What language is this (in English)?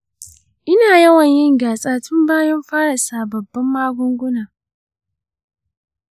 Hausa